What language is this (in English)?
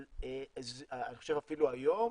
Hebrew